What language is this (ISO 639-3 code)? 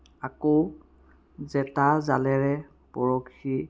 asm